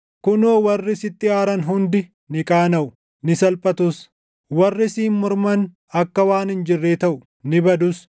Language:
Oromo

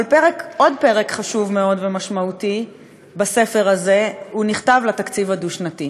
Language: Hebrew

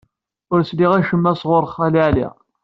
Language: Kabyle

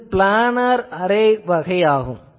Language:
Tamil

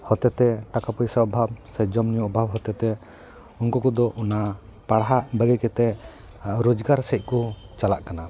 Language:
Santali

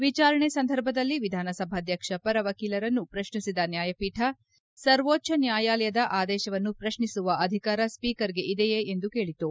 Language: Kannada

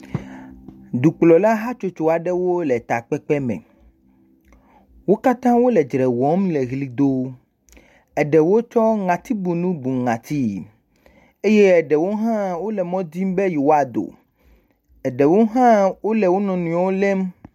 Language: Ewe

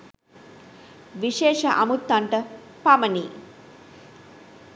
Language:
Sinhala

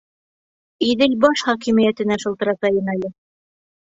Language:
Bashkir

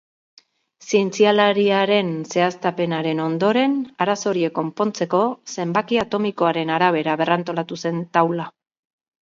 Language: Basque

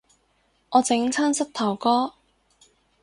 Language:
Cantonese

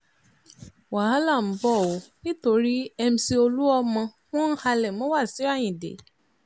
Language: Yoruba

